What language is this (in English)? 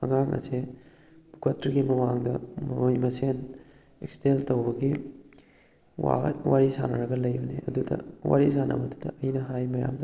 Manipuri